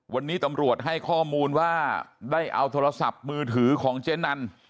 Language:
Thai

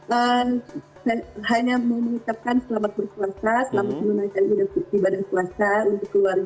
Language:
Indonesian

